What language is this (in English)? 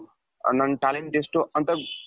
Kannada